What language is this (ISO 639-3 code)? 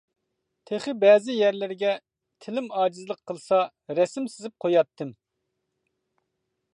uig